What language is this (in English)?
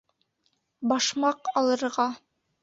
Bashkir